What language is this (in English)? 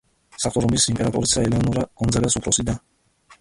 Georgian